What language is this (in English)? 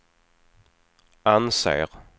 Swedish